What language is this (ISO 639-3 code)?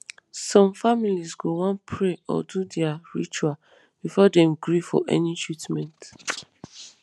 pcm